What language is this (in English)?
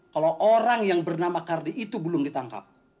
Indonesian